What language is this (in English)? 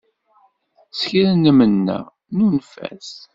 Kabyle